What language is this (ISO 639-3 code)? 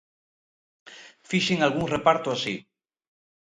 glg